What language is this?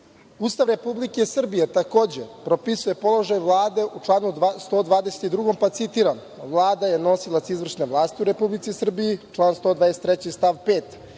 Serbian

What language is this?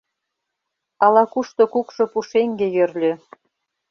Mari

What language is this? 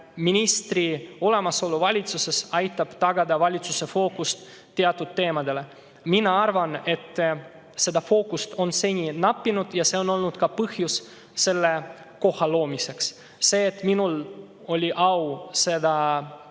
Estonian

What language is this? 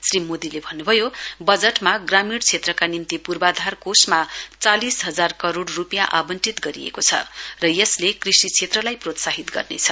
Nepali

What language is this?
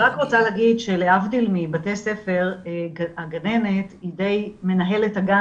Hebrew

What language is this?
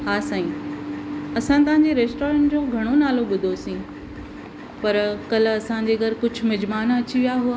Sindhi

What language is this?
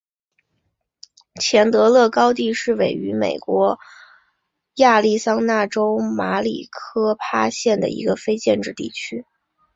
Chinese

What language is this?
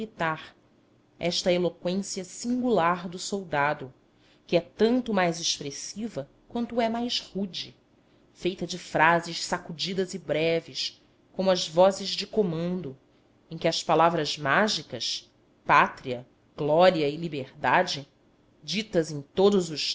Portuguese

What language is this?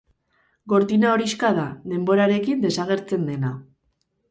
Basque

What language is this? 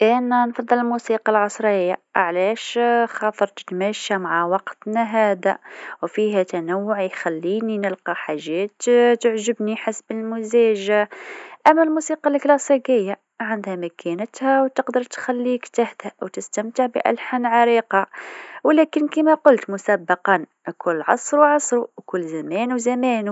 Tunisian Arabic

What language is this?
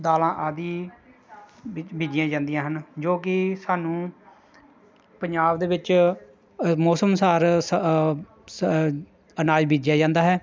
Punjabi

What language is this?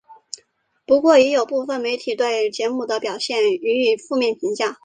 Chinese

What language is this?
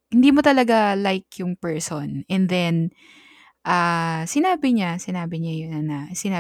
Filipino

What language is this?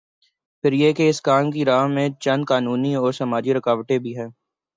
Urdu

